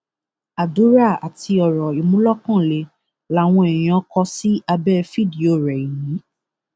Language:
Yoruba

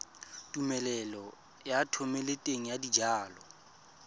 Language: Tswana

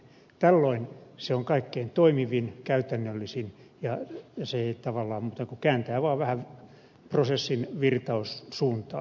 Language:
Finnish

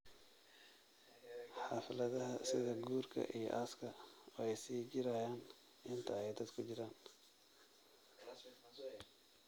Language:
Somali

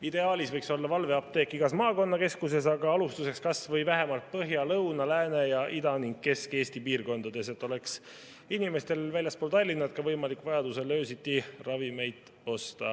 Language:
Estonian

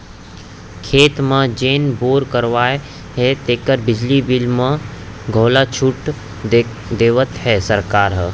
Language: Chhattisgarhi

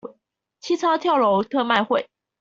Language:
Chinese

